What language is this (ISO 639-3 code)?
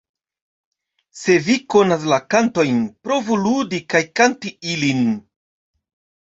epo